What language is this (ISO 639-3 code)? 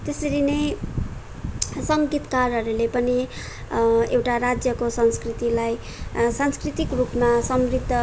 nep